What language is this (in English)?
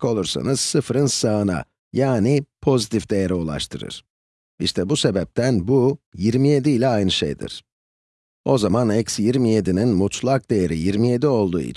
Turkish